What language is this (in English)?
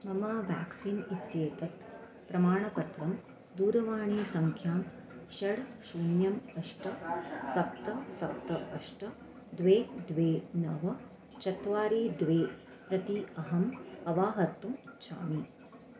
Sanskrit